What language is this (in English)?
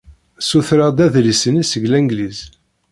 Kabyle